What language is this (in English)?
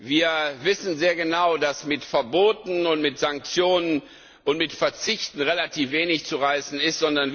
German